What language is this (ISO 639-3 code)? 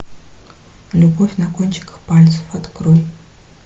rus